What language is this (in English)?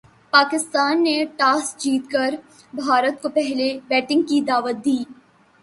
Urdu